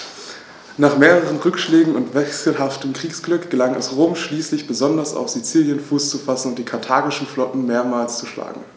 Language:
German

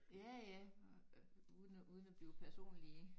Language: Danish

